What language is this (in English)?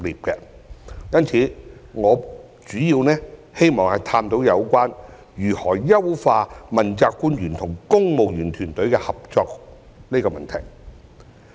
Cantonese